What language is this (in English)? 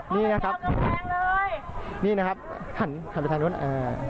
Thai